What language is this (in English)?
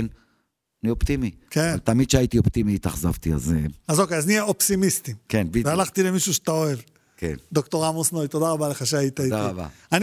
Hebrew